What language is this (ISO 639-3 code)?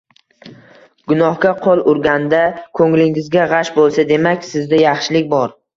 uzb